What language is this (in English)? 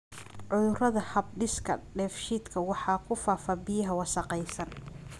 Somali